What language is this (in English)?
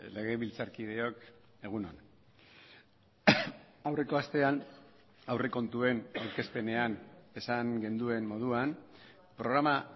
Basque